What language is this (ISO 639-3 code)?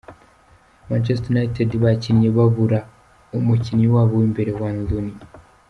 kin